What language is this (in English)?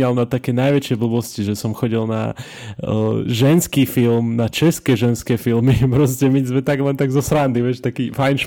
Slovak